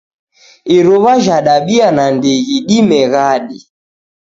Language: Taita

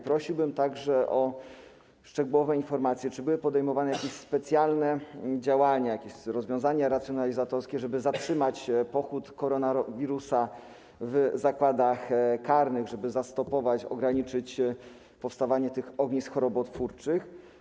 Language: Polish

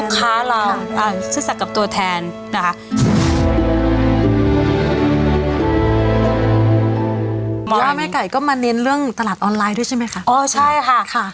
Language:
Thai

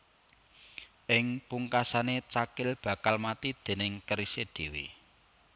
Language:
Javanese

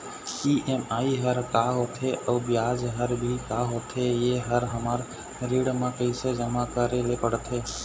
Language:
Chhattisgarhi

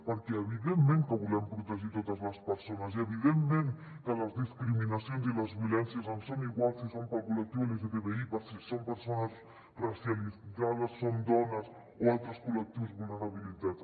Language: Catalan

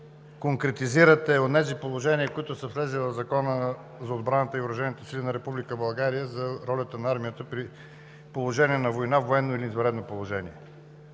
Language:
Bulgarian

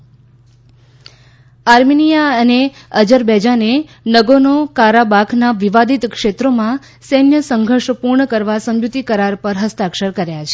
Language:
Gujarati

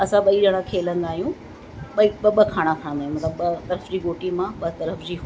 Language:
Sindhi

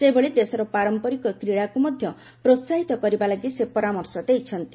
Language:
Odia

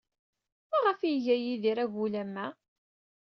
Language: Kabyle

